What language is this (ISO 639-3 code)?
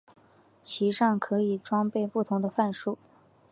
zho